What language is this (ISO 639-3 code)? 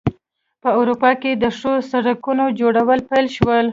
pus